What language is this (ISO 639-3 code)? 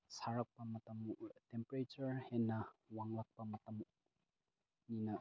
mni